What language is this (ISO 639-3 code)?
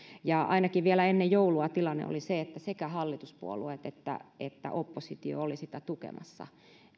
fin